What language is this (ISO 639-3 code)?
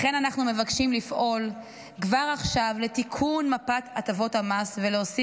heb